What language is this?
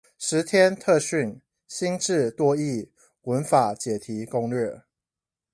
Chinese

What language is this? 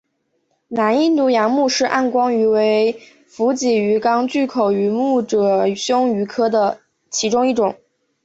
Chinese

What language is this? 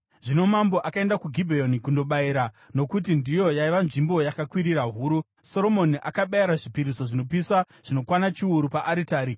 Shona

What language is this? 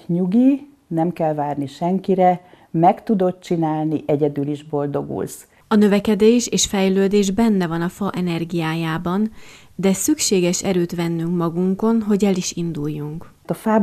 Hungarian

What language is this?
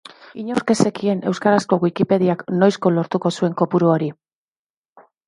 Basque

